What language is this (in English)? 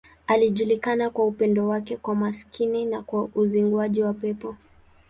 Swahili